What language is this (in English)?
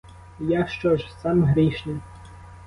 Ukrainian